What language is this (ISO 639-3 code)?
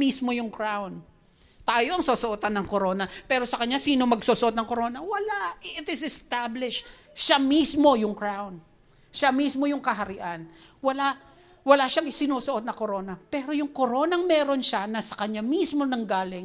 fil